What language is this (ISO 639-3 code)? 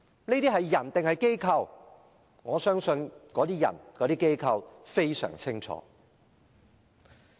yue